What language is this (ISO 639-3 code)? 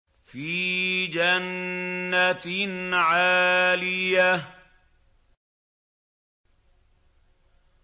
ara